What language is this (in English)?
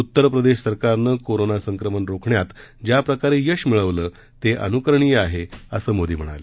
Marathi